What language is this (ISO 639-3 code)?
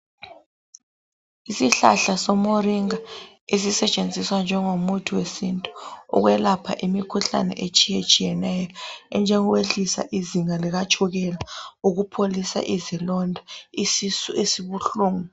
nde